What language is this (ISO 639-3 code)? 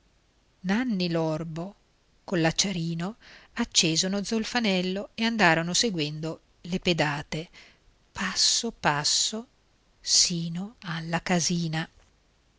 ita